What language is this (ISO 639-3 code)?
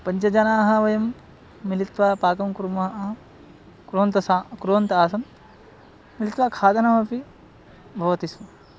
san